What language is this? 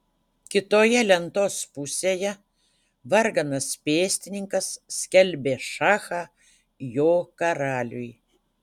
Lithuanian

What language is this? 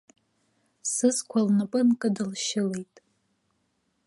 Abkhazian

